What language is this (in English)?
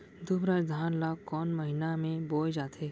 Chhattisgarhi